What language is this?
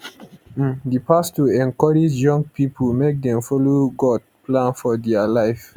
Nigerian Pidgin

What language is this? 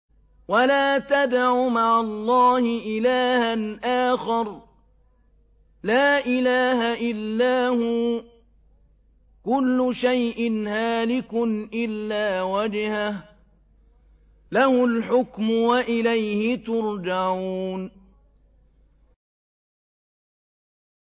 Arabic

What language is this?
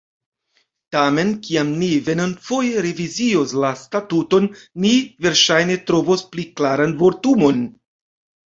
Esperanto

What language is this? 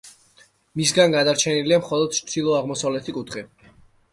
Georgian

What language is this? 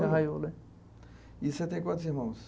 Portuguese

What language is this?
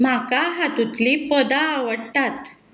Konkani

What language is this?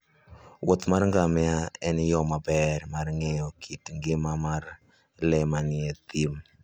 Luo (Kenya and Tanzania)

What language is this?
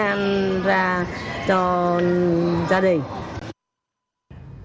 Vietnamese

